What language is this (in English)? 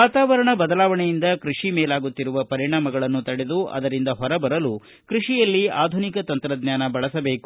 Kannada